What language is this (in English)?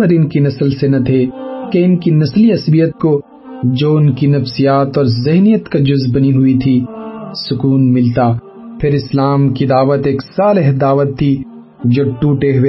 Urdu